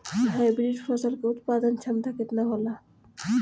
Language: Bhojpuri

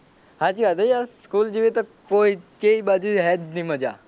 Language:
Gujarati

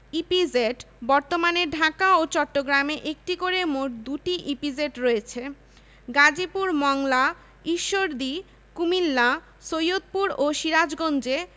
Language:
Bangla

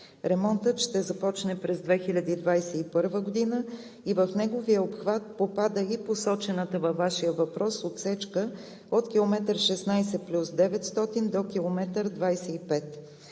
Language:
Bulgarian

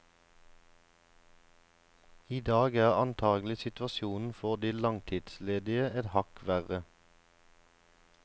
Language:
Norwegian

